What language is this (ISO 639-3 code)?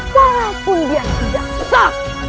ind